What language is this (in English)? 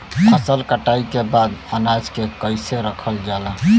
Bhojpuri